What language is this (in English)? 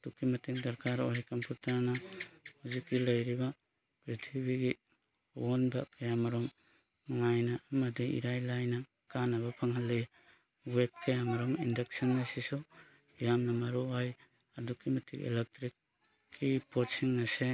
Manipuri